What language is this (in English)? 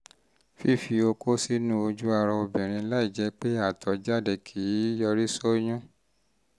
Yoruba